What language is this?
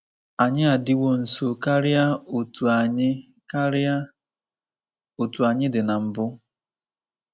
Igbo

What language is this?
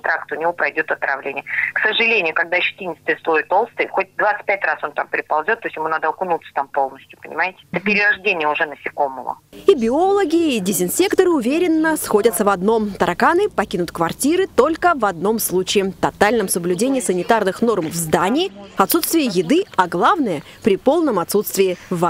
Russian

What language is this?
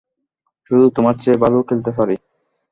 Bangla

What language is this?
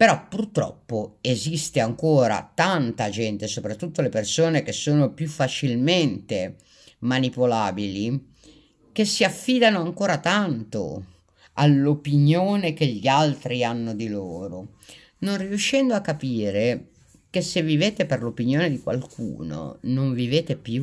Italian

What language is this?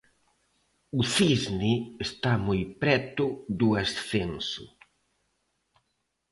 Galician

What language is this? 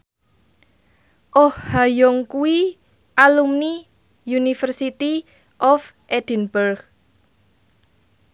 Javanese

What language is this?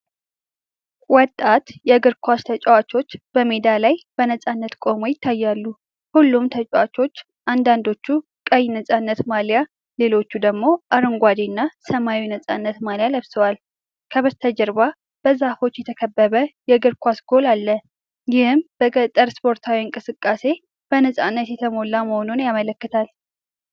Amharic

